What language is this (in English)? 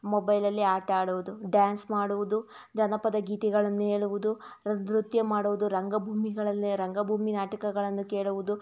Kannada